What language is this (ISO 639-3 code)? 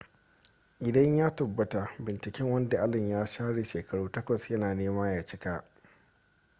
hau